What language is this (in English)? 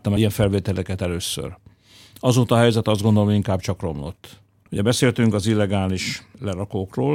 Hungarian